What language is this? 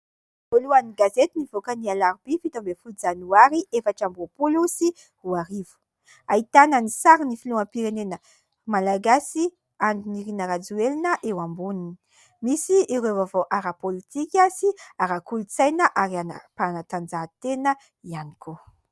Malagasy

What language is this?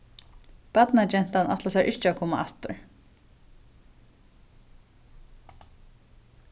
Faroese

